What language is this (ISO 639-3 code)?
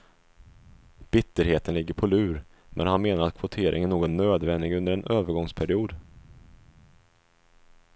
swe